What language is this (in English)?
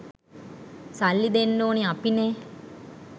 Sinhala